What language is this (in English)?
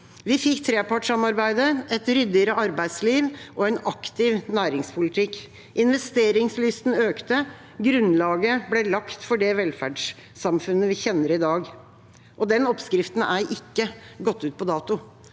Norwegian